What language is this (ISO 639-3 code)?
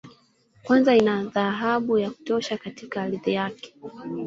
swa